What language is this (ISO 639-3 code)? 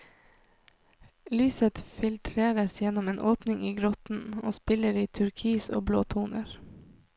nor